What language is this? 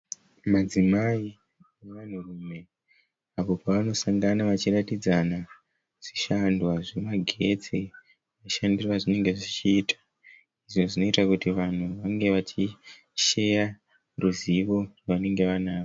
Shona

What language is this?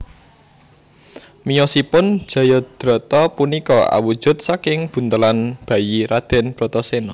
Javanese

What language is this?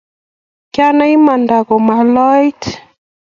Kalenjin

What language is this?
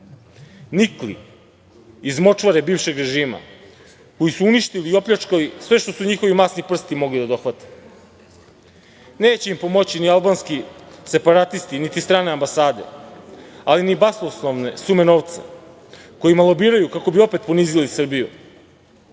Serbian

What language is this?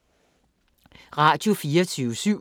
Danish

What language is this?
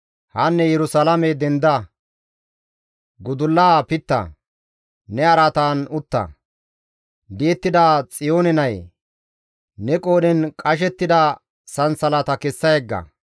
Gamo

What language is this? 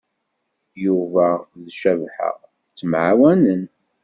Kabyle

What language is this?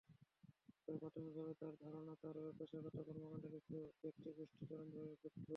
Bangla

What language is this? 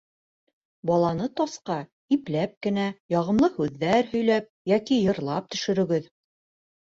Bashkir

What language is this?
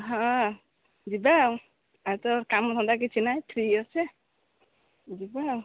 Odia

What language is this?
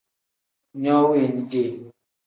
Tem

